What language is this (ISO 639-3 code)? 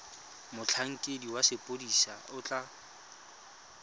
tsn